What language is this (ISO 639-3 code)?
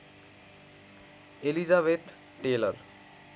nep